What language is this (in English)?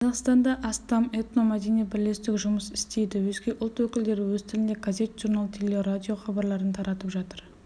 Kazakh